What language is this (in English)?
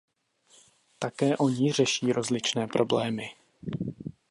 Czech